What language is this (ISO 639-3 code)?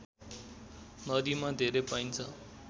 nep